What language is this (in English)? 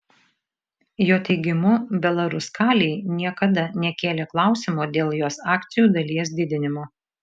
Lithuanian